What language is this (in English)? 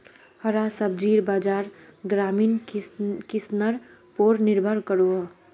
Magahi